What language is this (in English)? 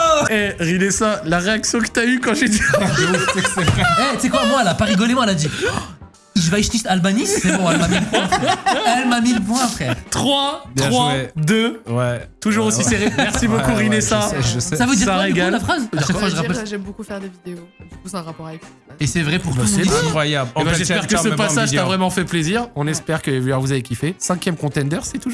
French